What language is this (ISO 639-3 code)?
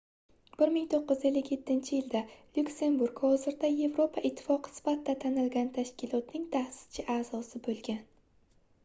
uzb